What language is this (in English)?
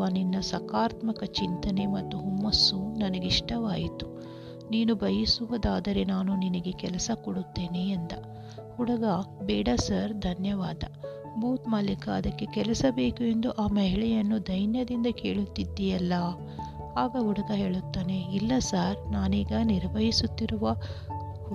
Kannada